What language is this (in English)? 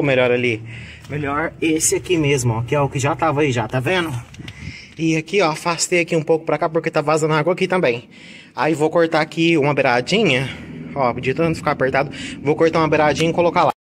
Portuguese